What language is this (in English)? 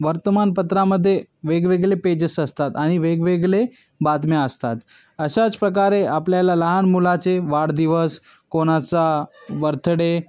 Marathi